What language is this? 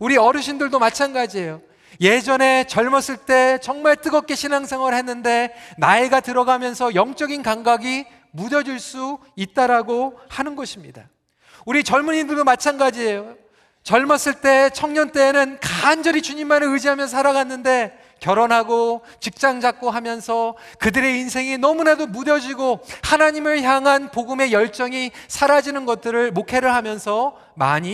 Korean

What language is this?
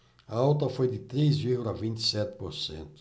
Portuguese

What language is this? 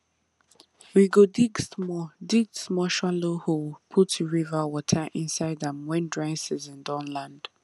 Nigerian Pidgin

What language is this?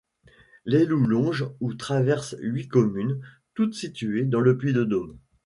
French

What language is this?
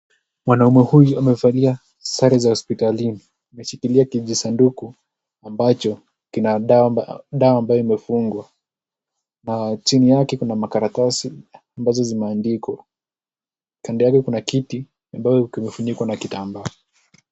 Swahili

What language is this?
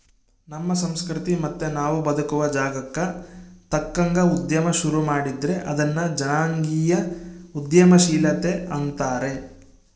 Kannada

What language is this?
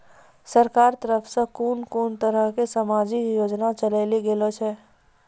Maithili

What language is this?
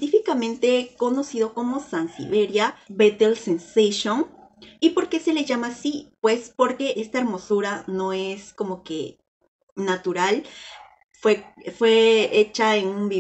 Spanish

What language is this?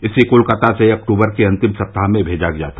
Hindi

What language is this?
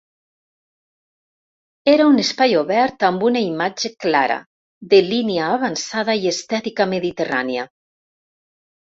Catalan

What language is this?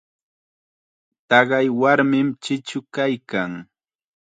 Chiquián Ancash Quechua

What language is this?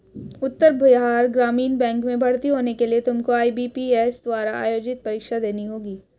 Hindi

